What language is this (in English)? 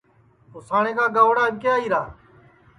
Sansi